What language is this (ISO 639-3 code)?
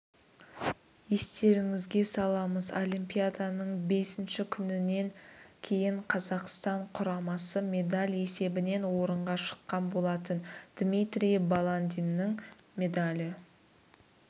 kaz